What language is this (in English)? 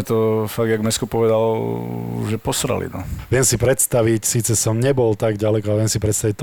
Slovak